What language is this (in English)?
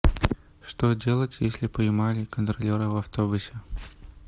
Russian